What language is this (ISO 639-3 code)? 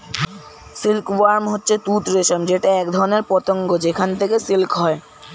ben